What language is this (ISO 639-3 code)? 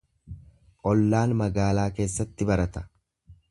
orm